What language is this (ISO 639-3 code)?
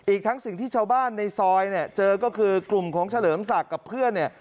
tha